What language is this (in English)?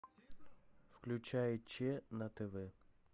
Russian